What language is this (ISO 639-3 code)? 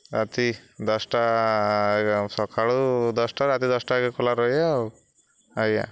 ori